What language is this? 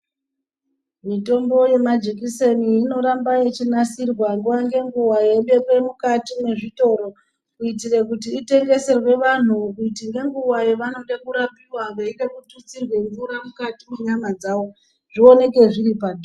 Ndau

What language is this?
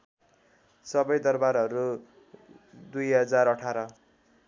Nepali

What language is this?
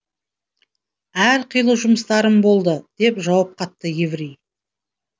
Kazakh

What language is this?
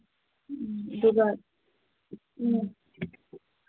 Manipuri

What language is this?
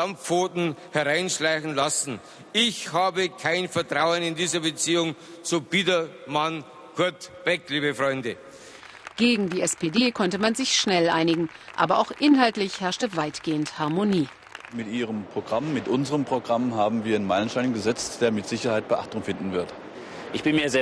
German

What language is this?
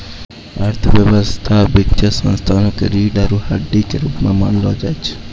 Maithili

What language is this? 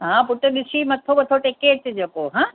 Sindhi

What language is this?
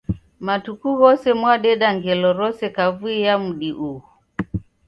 Taita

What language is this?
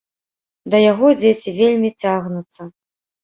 Belarusian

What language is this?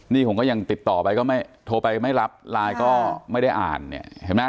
Thai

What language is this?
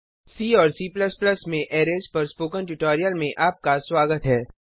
Hindi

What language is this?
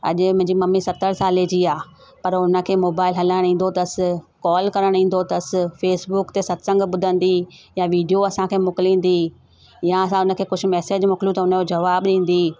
Sindhi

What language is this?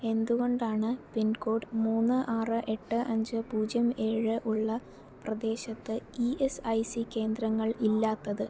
Malayalam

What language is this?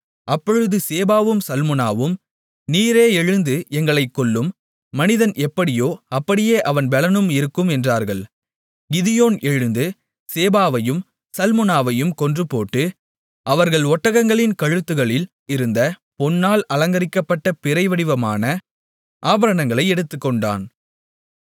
Tamil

